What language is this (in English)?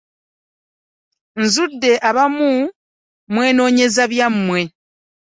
Ganda